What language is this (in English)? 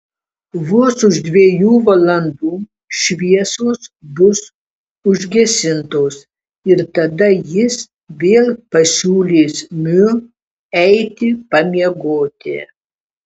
Lithuanian